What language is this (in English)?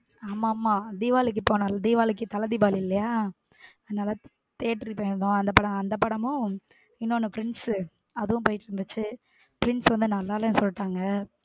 Tamil